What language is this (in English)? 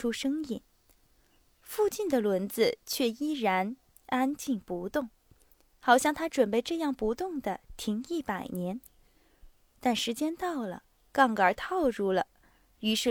Chinese